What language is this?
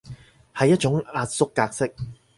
Cantonese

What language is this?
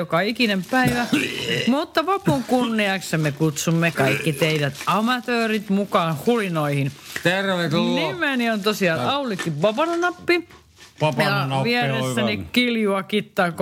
Finnish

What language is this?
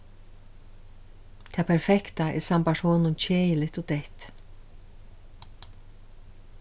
Faroese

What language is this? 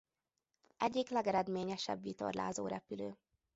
Hungarian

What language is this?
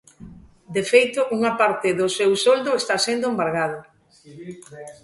Galician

